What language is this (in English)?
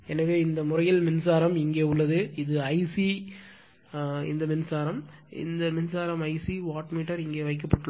Tamil